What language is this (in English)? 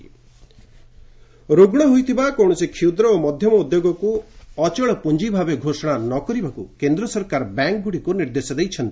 Odia